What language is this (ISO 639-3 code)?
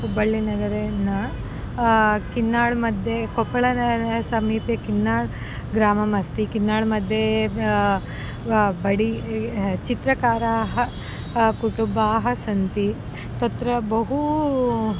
san